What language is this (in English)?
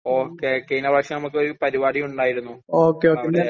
Malayalam